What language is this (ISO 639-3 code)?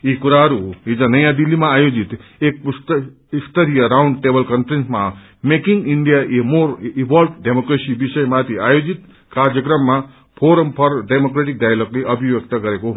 nep